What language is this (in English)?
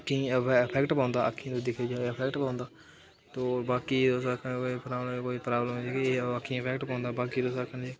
Dogri